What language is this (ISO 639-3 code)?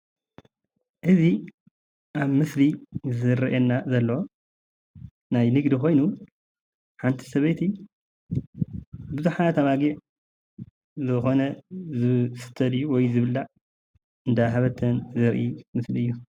tir